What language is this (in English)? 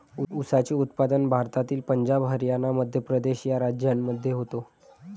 Marathi